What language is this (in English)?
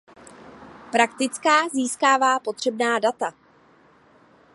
Czech